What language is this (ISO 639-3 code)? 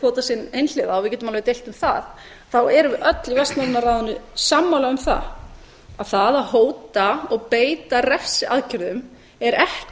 isl